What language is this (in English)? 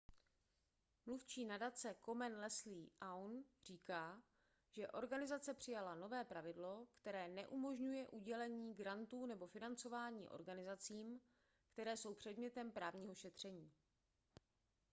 Czech